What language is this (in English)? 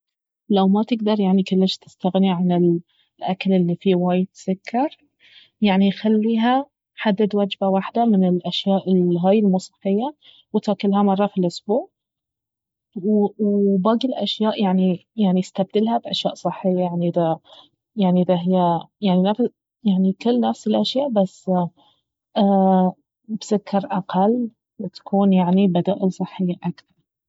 Baharna Arabic